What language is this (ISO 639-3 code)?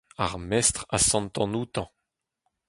bre